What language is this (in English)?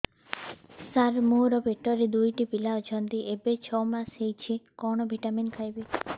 Odia